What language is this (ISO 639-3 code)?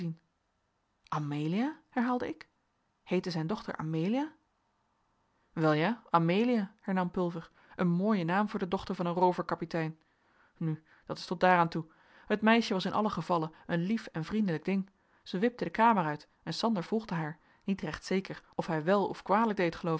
nld